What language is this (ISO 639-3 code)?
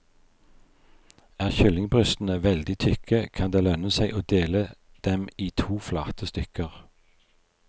nor